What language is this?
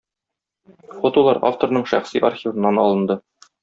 Tatar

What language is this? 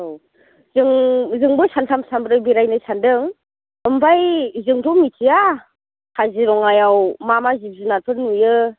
Bodo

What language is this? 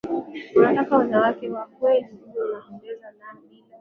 Swahili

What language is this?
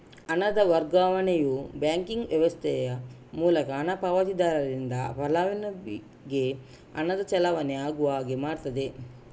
Kannada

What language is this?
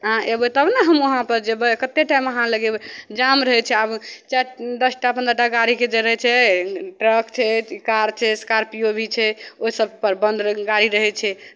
Maithili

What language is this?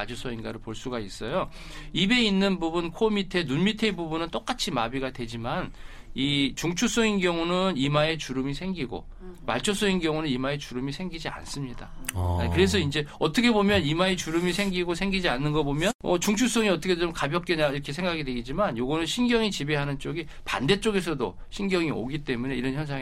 Korean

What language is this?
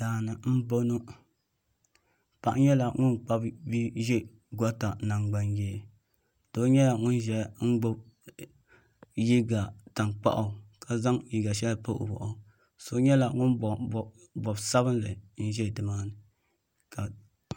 Dagbani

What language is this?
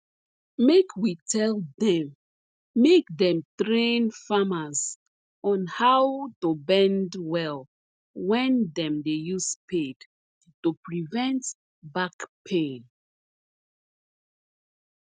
Nigerian Pidgin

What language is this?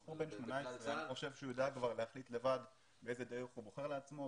Hebrew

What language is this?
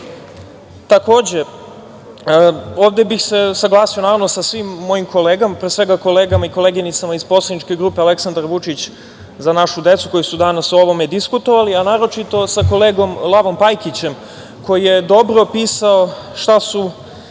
Serbian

